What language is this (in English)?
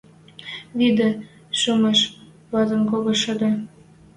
Western Mari